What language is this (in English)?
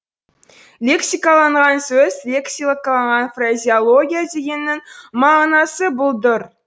Kazakh